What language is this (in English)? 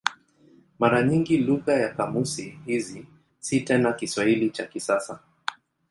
Swahili